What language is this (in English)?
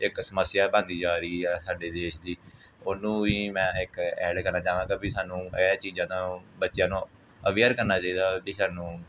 Punjabi